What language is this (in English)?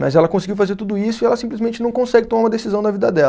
Portuguese